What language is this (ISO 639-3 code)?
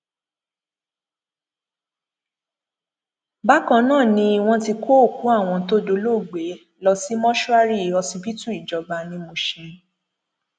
yor